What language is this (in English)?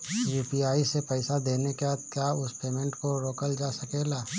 Bhojpuri